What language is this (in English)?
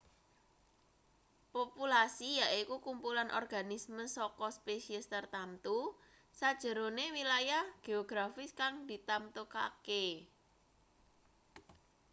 Javanese